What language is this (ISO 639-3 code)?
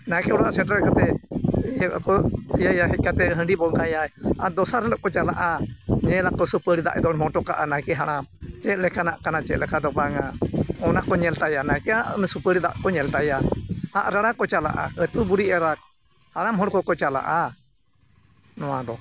sat